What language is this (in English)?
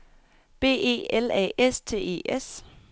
Danish